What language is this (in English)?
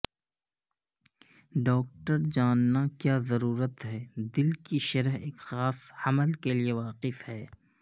Urdu